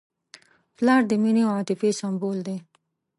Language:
Pashto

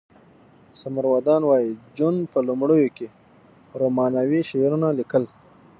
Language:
Pashto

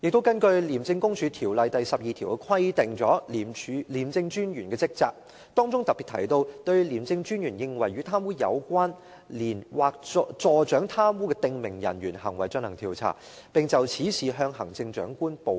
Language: Cantonese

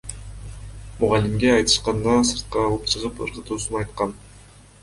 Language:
Kyrgyz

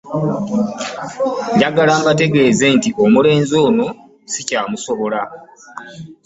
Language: Ganda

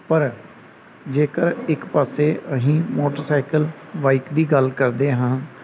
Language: Punjabi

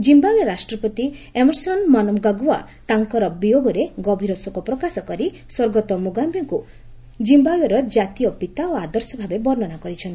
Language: Odia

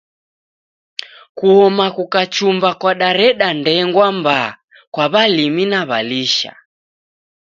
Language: Taita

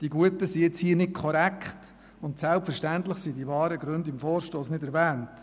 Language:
Swiss German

